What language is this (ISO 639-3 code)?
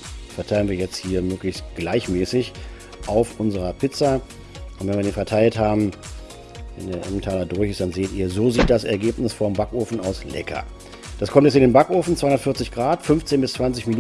deu